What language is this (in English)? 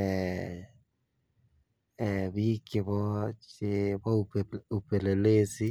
Kalenjin